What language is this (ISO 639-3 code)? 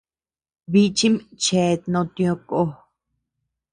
cux